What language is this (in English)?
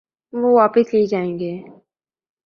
Urdu